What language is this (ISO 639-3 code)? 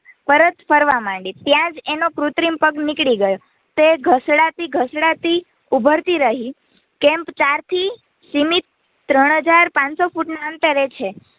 guj